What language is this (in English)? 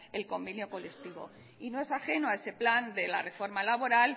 Spanish